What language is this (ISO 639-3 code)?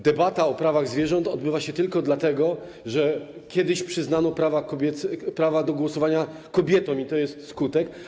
pol